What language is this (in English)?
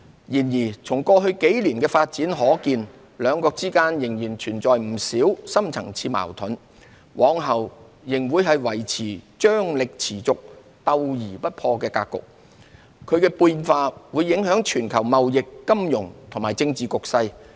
Cantonese